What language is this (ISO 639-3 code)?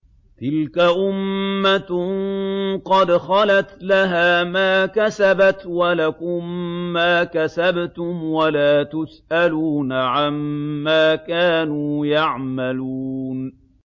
ara